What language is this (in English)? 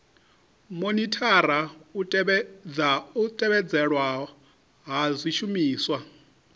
Venda